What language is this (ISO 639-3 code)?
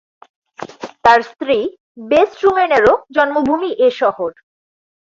ben